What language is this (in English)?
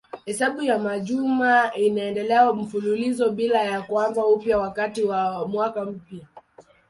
Swahili